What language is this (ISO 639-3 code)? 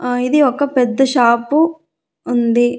tel